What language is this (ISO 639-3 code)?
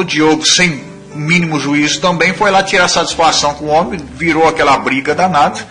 por